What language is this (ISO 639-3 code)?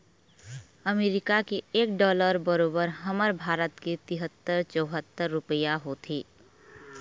hne